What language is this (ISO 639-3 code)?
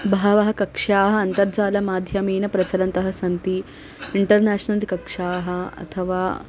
san